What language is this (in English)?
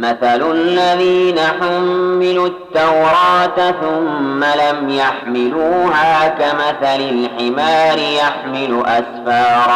Arabic